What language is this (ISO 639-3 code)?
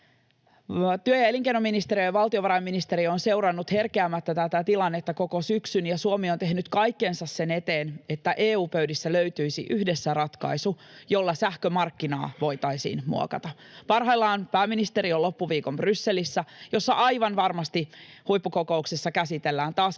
fin